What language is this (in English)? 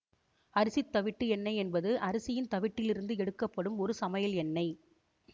Tamil